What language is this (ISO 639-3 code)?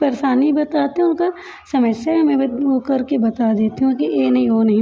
hin